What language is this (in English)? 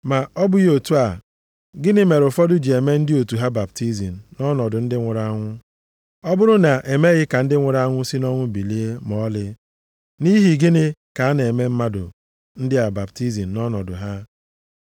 Igbo